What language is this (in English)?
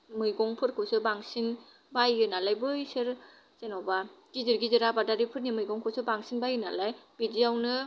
Bodo